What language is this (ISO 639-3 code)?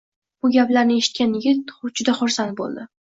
uzb